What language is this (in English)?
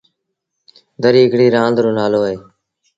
Sindhi Bhil